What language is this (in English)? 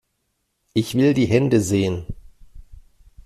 German